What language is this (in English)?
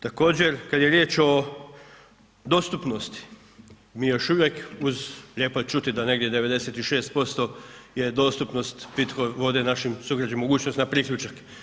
Croatian